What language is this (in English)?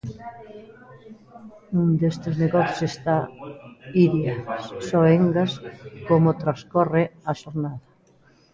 Galician